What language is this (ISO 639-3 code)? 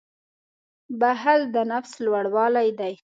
pus